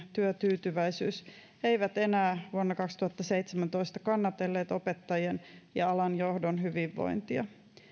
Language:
Finnish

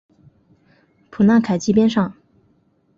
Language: Chinese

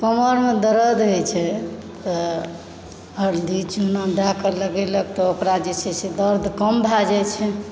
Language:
Maithili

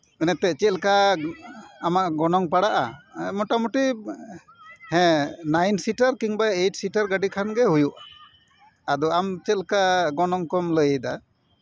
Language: Santali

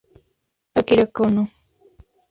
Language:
Spanish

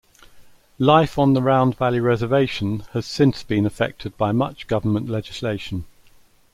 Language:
English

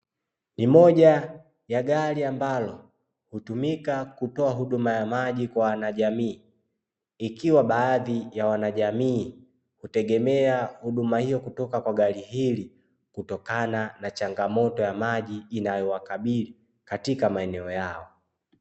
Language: Swahili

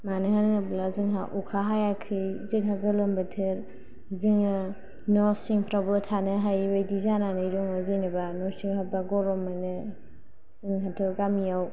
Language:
Bodo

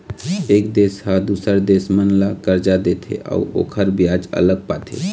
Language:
Chhattisgarhi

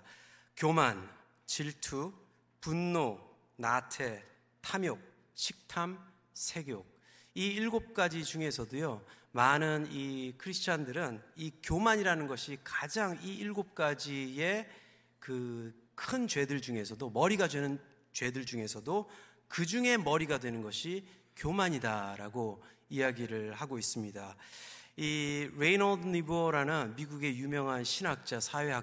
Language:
Korean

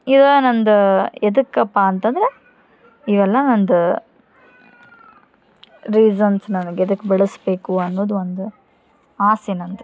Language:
Kannada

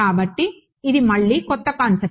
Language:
Telugu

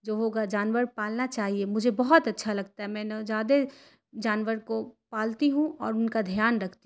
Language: Urdu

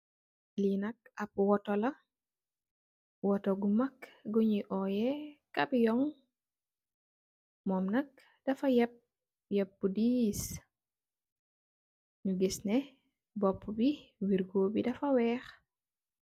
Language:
Wolof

